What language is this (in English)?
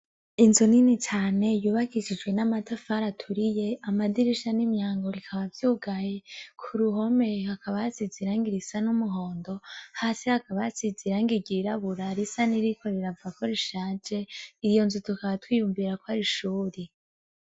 Rundi